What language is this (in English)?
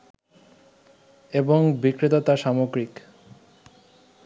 Bangla